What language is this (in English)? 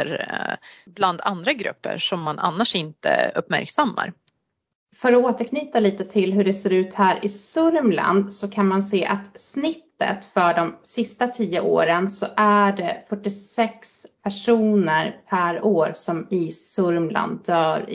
Swedish